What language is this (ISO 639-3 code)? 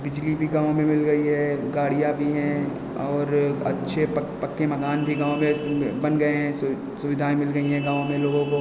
hin